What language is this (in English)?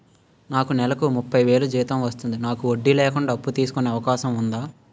Telugu